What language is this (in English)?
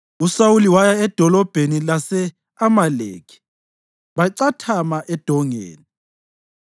North Ndebele